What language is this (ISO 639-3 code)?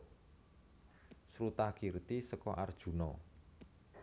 jav